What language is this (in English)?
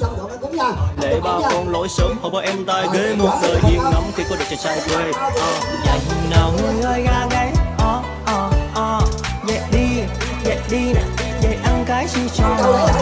Vietnamese